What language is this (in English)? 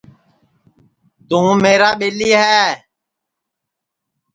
Sansi